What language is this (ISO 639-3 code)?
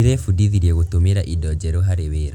kik